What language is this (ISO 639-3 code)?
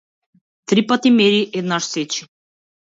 mkd